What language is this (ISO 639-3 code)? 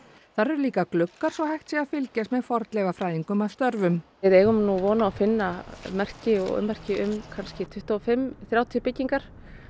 isl